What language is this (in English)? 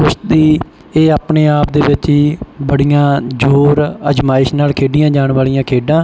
Punjabi